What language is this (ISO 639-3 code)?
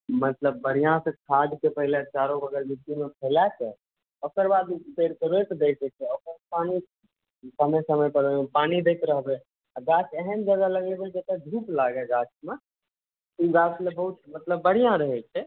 mai